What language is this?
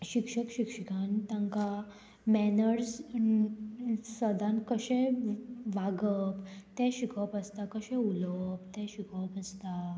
Konkani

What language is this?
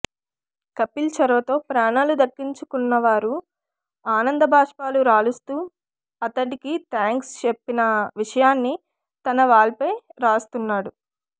Telugu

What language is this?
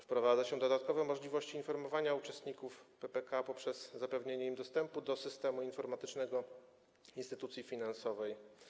Polish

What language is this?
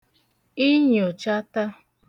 Igbo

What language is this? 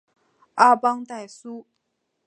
Chinese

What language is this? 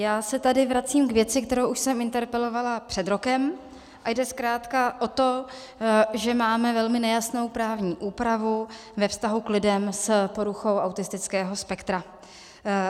Czech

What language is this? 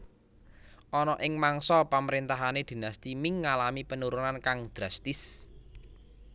Javanese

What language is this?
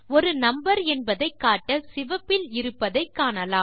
Tamil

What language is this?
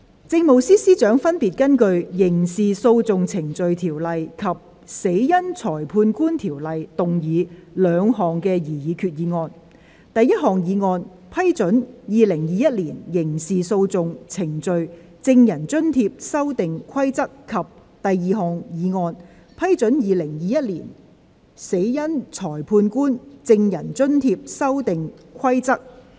Cantonese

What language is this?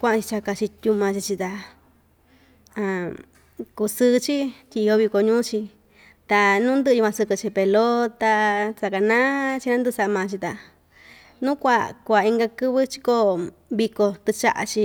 Ixtayutla Mixtec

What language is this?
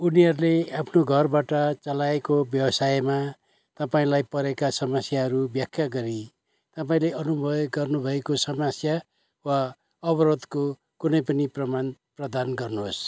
Nepali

